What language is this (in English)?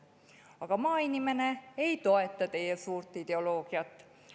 Estonian